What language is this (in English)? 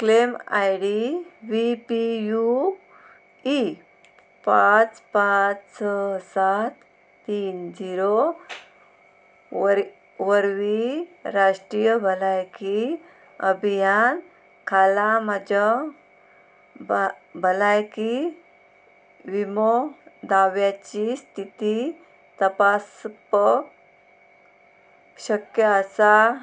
Konkani